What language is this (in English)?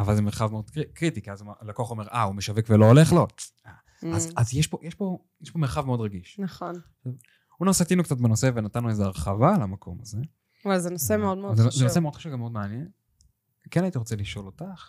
Hebrew